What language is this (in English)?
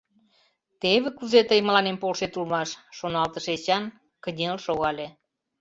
Mari